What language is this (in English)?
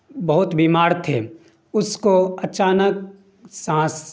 Urdu